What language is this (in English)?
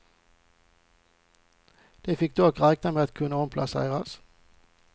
Swedish